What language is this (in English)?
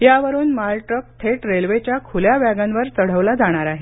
Marathi